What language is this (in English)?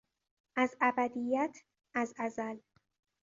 Persian